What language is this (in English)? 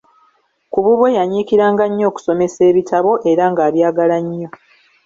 Ganda